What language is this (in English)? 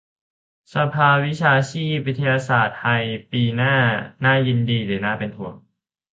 Thai